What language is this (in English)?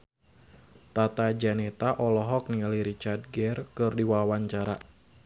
Sundanese